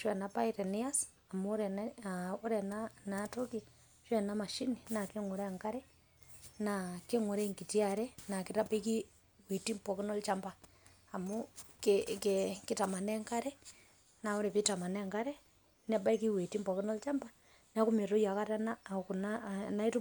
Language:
Masai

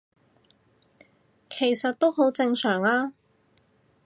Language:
Cantonese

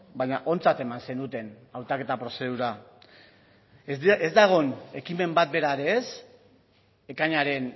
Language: Basque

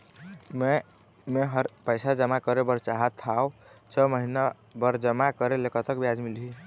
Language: Chhattisgarhi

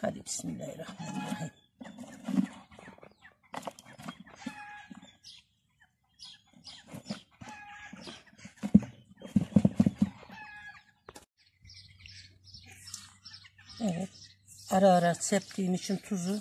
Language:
Turkish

